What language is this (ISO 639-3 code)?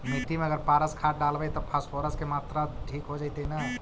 mag